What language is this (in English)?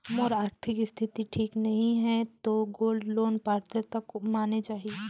Chhattisgarhi